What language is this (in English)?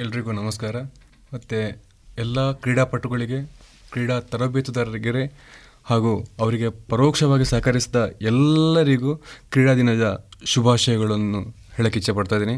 Kannada